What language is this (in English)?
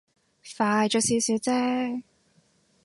Cantonese